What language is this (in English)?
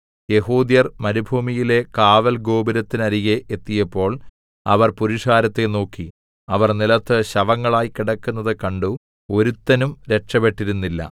Malayalam